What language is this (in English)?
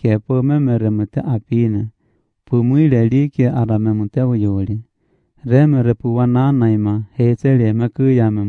Romanian